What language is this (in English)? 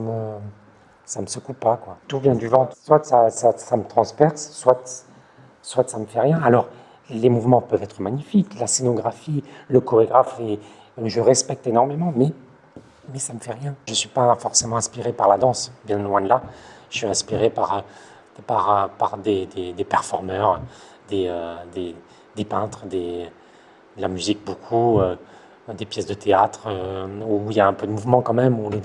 French